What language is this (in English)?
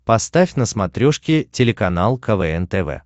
Russian